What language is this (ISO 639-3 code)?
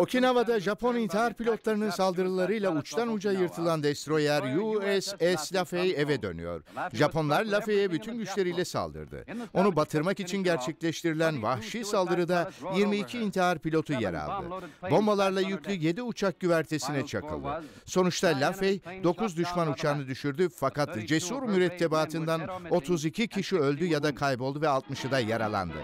tur